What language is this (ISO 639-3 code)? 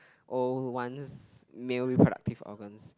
eng